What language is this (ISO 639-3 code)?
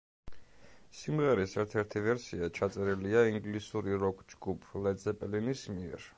kat